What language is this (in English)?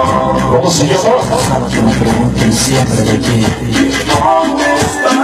Ukrainian